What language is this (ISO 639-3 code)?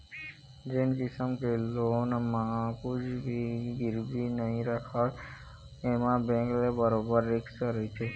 hne